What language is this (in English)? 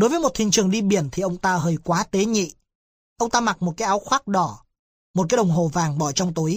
Vietnamese